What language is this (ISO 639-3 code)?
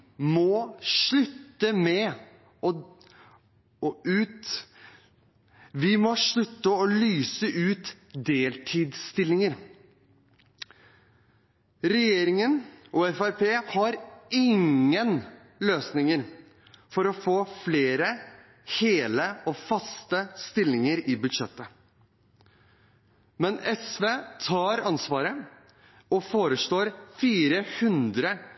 nob